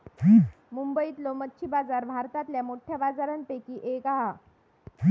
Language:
Marathi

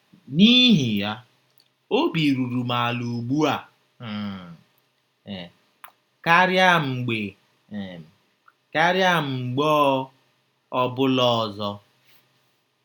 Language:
Igbo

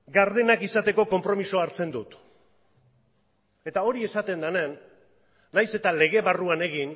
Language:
Basque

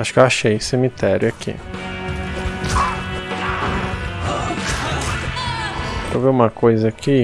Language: Portuguese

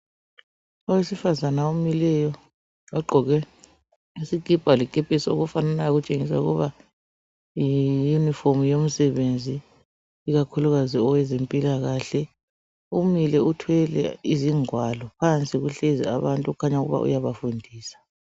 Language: North Ndebele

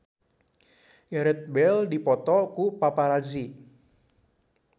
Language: Sundanese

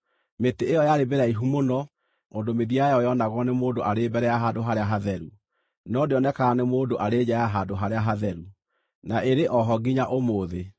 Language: Kikuyu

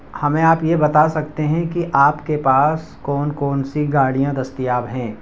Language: Urdu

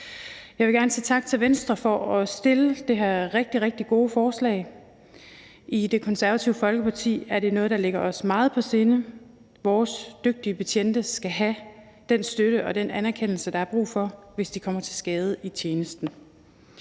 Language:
Danish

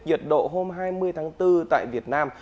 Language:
Vietnamese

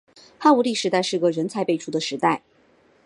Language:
Chinese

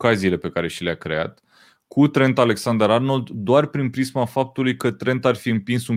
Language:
Romanian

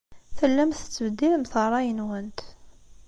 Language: Kabyle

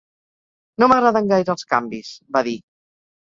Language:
Catalan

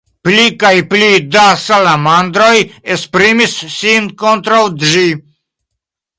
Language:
Esperanto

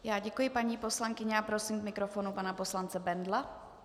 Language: Czech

